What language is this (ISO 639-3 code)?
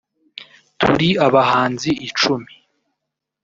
kin